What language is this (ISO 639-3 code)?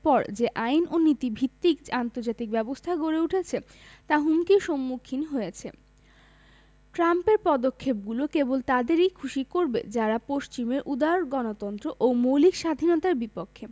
ben